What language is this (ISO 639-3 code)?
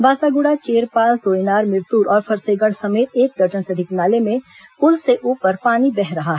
hin